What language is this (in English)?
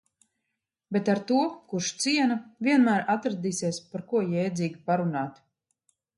Latvian